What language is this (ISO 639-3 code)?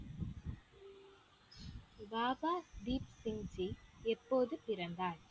tam